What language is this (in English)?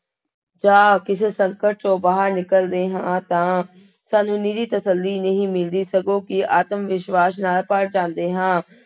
Punjabi